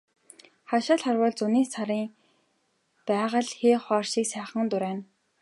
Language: Mongolian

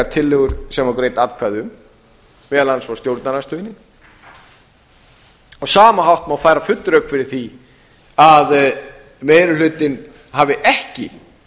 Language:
Icelandic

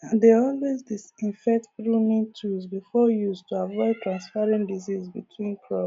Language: Nigerian Pidgin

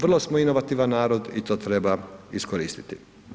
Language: Croatian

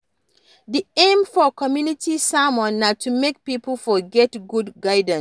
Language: Nigerian Pidgin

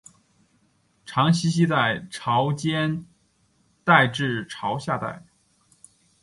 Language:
Chinese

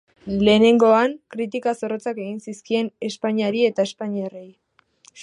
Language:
Basque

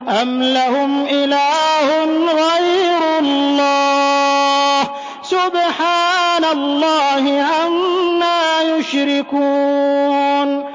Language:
Arabic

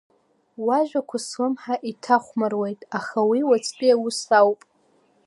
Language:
Abkhazian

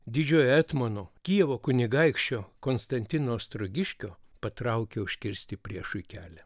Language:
Lithuanian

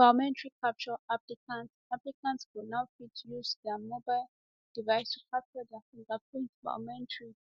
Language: Nigerian Pidgin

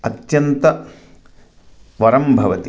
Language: Sanskrit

